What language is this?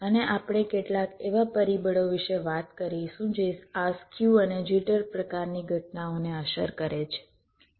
Gujarati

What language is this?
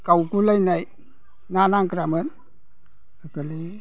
Bodo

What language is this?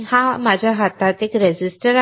Marathi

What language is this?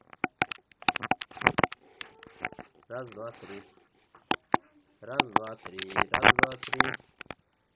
Russian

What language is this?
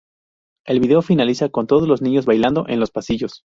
Spanish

